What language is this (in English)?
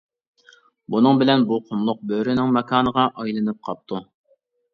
Uyghur